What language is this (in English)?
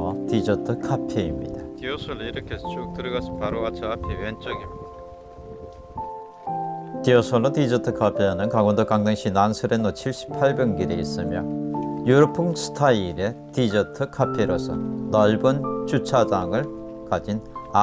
Korean